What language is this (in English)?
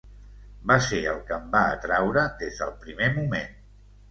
Catalan